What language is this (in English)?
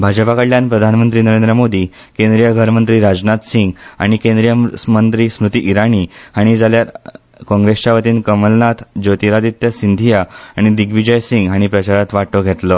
Konkani